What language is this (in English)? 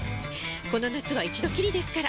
Japanese